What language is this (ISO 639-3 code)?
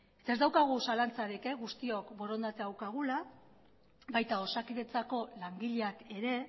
eus